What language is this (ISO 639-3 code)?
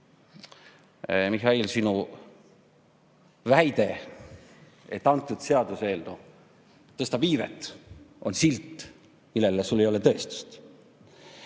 est